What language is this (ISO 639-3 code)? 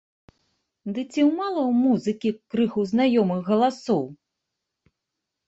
bel